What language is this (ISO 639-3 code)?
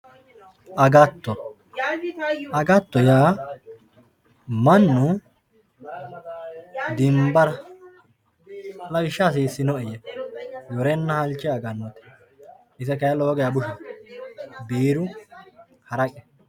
sid